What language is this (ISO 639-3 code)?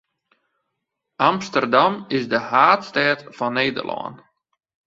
fry